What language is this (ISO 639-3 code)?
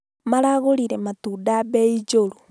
kik